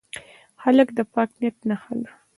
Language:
Pashto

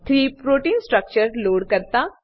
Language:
Gujarati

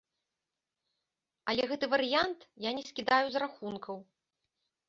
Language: Belarusian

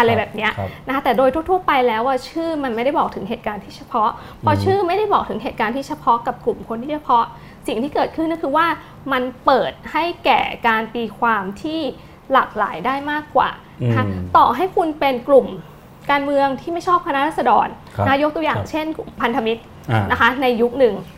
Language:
Thai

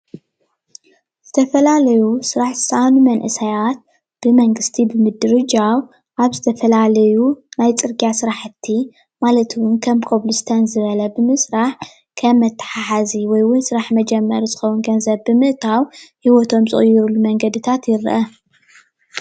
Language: Tigrinya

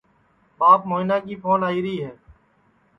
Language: Sansi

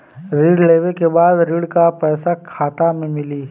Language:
Bhojpuri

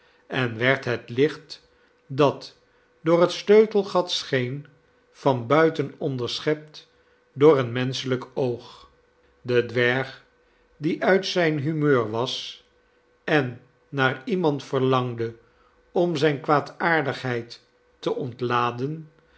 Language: Dutch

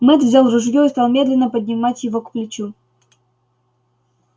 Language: Russian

